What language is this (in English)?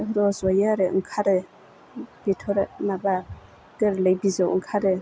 Bodo